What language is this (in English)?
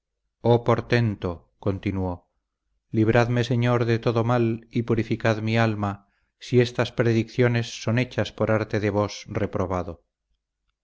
Spanish